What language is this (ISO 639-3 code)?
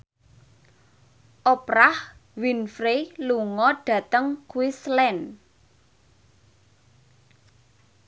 jav